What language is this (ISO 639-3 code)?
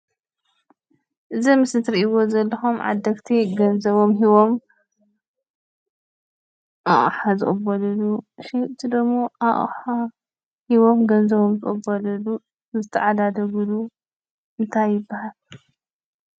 tir